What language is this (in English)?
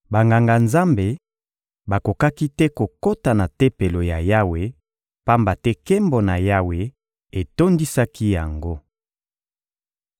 Lingala